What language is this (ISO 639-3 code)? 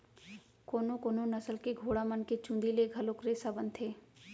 hne